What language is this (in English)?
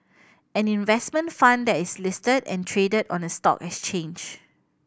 English